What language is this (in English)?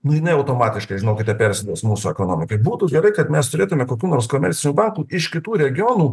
Lithuanian